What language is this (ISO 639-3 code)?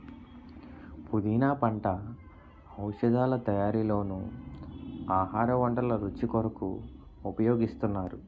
tel